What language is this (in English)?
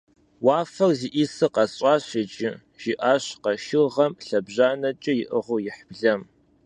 Kabardian